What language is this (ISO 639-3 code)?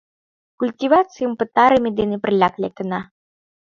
chm